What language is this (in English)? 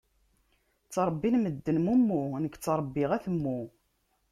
Kabyle